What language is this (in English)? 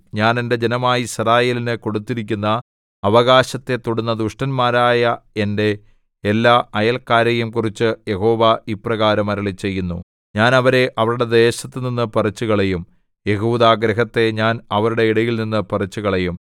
Malayalam